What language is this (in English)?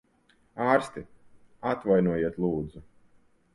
Latvian